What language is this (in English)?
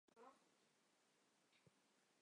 Chinese